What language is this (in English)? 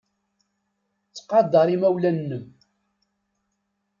Kabyle